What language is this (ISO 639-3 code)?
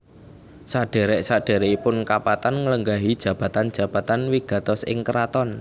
jav